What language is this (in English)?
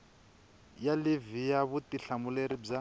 Tsonga